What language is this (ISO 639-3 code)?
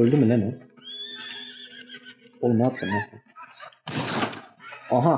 tur